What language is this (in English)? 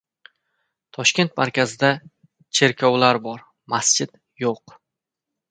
Uzbek